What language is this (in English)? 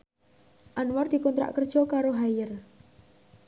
Javanese